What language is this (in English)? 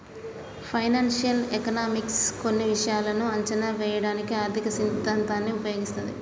Telugu